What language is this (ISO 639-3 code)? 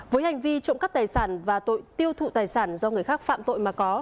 vie